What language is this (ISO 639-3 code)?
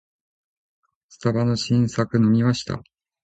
jpn